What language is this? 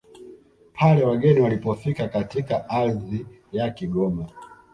Swahili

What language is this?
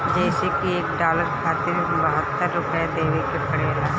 Bhojpuri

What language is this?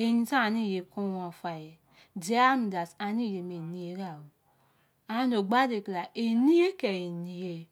Izon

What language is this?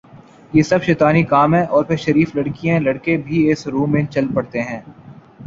Urdu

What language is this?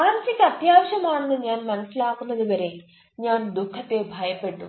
Malayalam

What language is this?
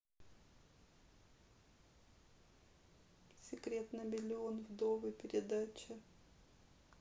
Russian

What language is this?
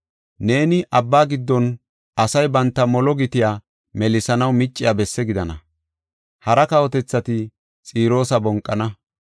Gofa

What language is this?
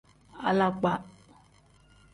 Tem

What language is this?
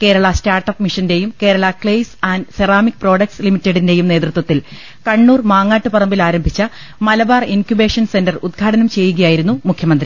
Malayalam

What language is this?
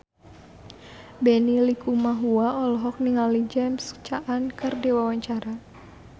Sundanese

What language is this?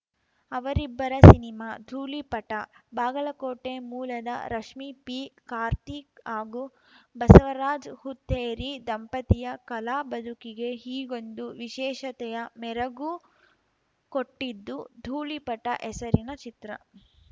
Kannada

